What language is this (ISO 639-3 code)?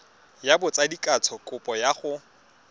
tsn